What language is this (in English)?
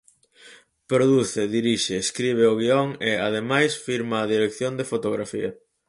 Galician